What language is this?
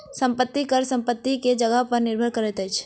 Maithili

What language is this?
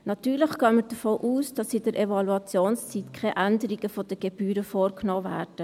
Swiss German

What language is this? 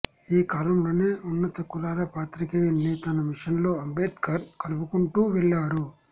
Telugu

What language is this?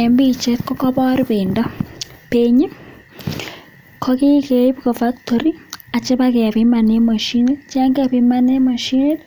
Kalenjin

